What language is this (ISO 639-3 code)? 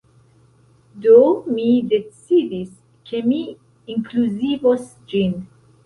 epo